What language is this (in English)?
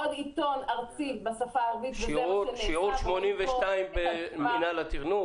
Hebrew